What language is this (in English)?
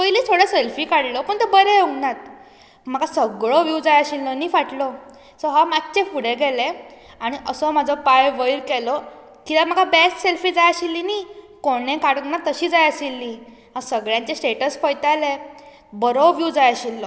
Konkani